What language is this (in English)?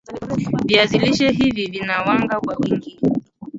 Swahili